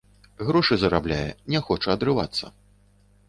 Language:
Belarusian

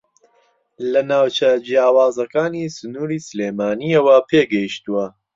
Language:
Central Kurdish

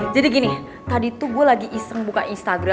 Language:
Indonesian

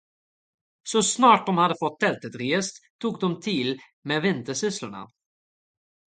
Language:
Swedish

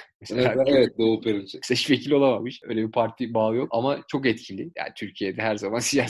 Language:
Turkish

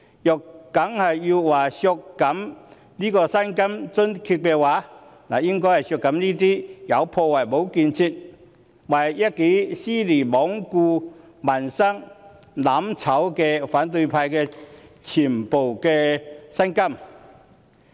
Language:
Cantonese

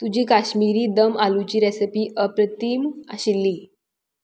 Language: Konkani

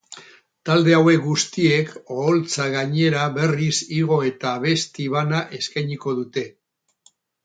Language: Basque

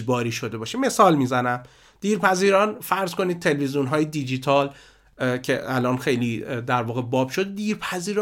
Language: Persian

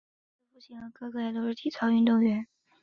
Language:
Chinese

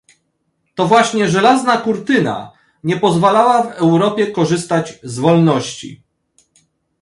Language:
Polish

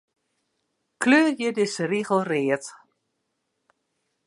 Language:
Western Frisian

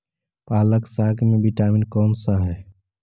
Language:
Magahi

